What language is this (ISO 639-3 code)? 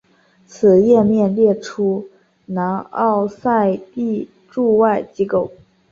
zho